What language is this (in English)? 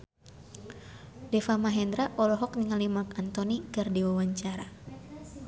Sundanese